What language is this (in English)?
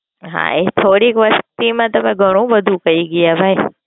Gujarati